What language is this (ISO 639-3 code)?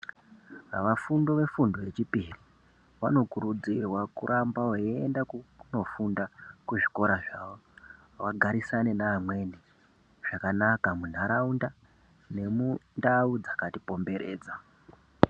ndc